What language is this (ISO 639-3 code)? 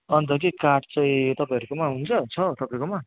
nep